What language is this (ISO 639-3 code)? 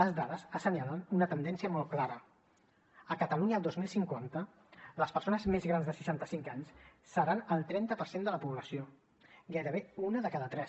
cat